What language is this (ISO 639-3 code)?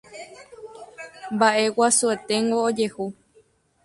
grn